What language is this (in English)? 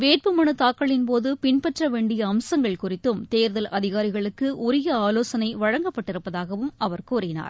Tamil